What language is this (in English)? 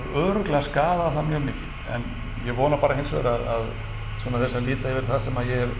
Icelandic